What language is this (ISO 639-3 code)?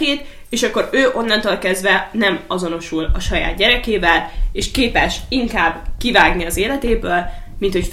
hun